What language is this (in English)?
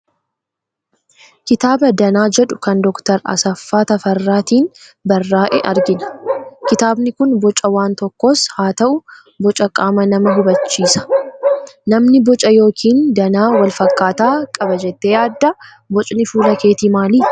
Oromo